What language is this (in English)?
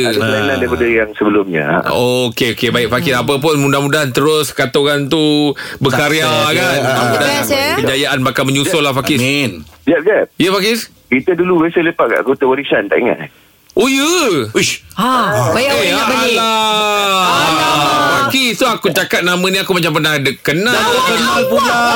Malay